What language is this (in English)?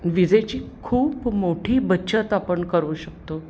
Marathi